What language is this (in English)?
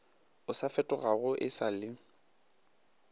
Northern Sotho